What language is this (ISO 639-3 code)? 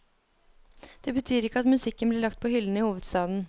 nor